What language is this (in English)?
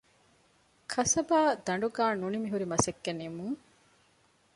Divehi